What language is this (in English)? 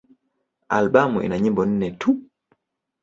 Swahili